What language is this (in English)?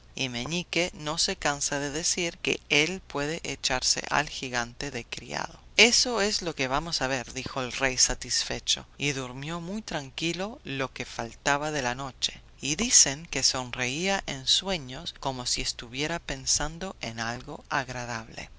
Spanish